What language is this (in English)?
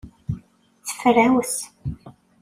Kabyle